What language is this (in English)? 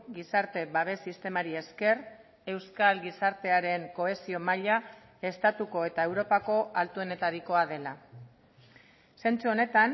Basque